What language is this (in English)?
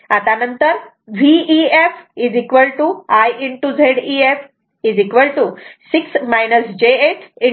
Marathi